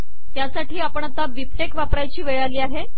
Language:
Marathi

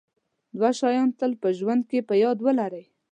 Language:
Pashto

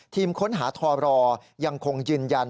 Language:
Thai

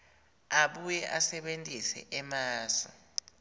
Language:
Swati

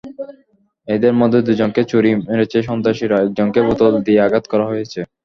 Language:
Bangla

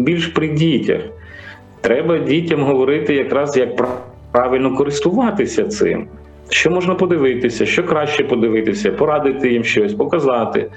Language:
Ukrainian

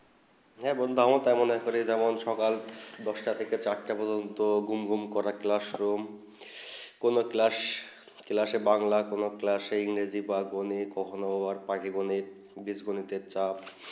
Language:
Bangla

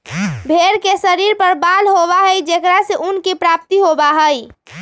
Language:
Magahi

